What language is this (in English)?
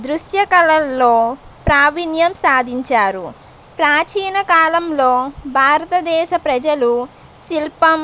Telugu